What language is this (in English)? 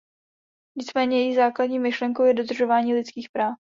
Czech